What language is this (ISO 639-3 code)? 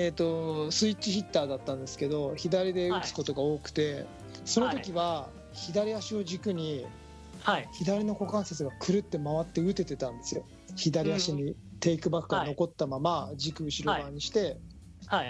jpn